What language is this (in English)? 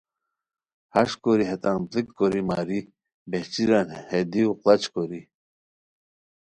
Khowar